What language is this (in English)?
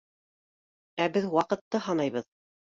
Bashkir